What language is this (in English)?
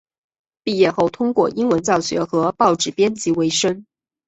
Chinese